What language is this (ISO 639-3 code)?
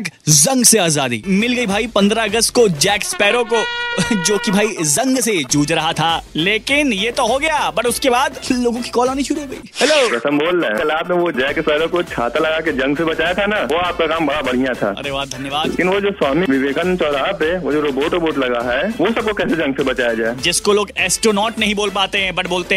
hin